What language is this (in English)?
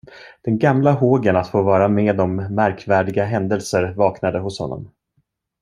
Swedish